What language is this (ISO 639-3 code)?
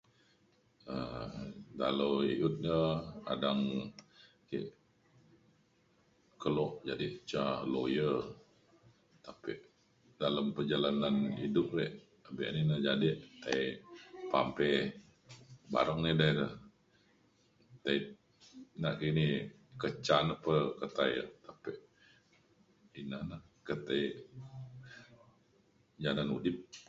xkl